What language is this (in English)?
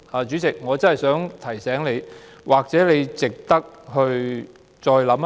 Cantonese